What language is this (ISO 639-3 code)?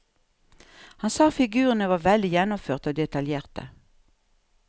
nor